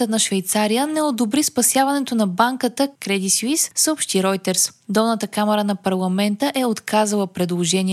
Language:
Bulgarian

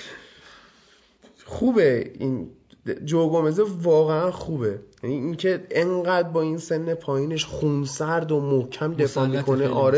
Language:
Persian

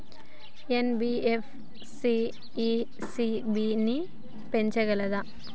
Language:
Telugu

